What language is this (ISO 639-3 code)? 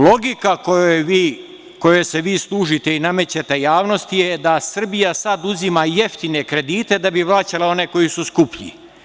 srp